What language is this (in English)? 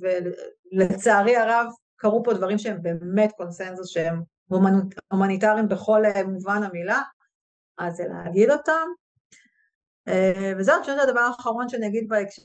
Hebrew